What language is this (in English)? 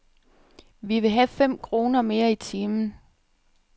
Danish